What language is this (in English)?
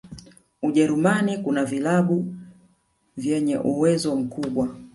Swahili